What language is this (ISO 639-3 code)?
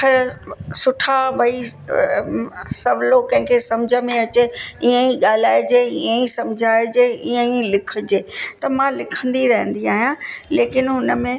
snd